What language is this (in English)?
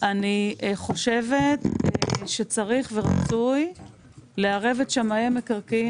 Hebrew